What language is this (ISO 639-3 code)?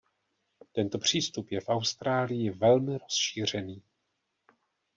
ces